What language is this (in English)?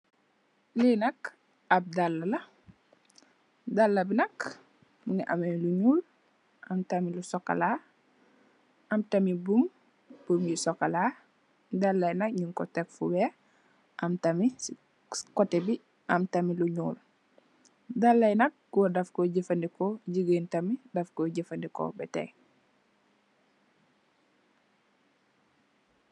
Wolof